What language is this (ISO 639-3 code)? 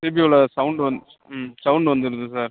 tam